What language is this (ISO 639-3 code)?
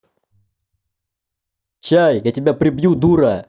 rus